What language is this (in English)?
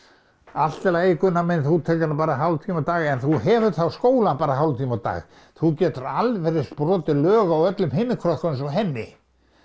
Icelandic